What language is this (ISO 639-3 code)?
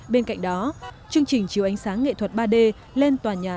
vie